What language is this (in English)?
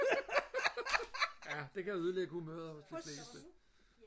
Danish